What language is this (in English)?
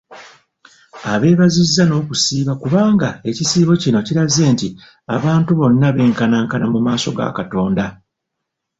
Ganda